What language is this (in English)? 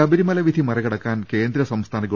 Malayalam